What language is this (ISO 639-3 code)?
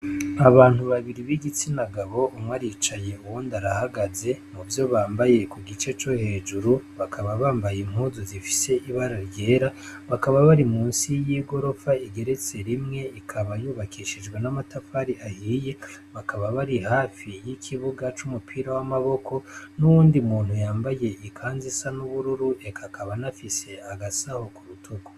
run